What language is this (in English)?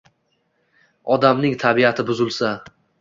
Uzbek